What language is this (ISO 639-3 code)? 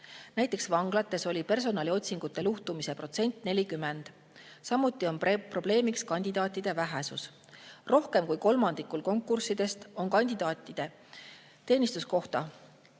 est